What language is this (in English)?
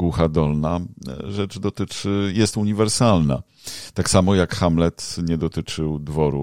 Polish